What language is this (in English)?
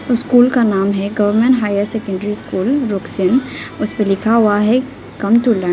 Hindi